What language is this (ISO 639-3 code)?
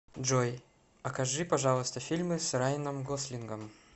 rus